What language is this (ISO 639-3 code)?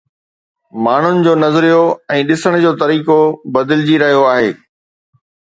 snd